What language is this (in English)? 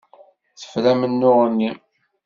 Kabyle